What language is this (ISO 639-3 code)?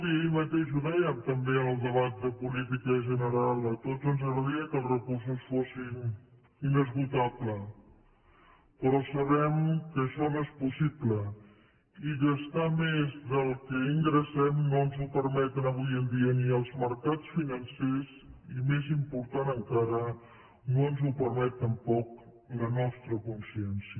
cat